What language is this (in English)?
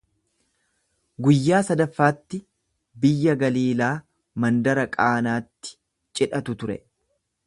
Oromo